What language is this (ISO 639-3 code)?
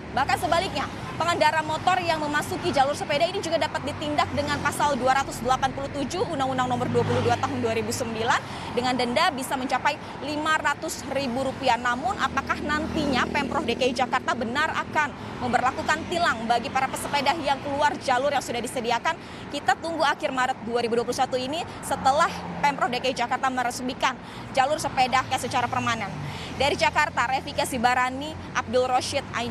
ind